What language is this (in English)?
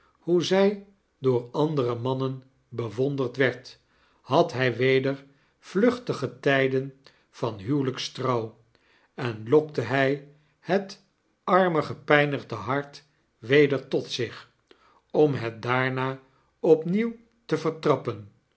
Dutch